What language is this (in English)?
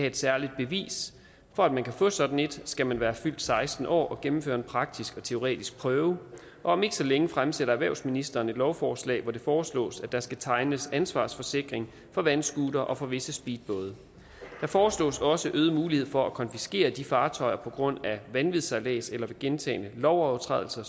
Danish